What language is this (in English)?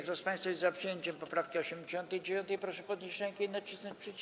Polish